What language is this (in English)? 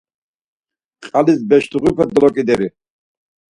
Laz